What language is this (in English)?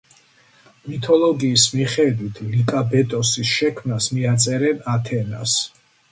Georgian